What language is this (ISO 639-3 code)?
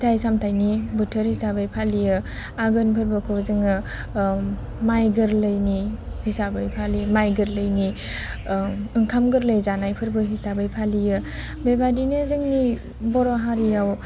brx